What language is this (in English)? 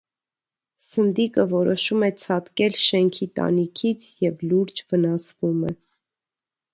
Armenian